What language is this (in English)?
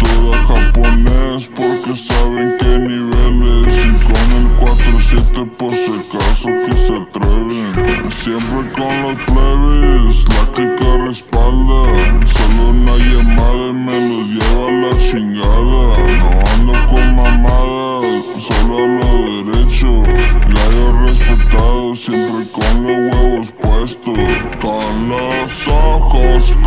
Romanian